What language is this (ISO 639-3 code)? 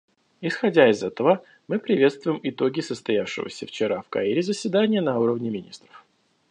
rus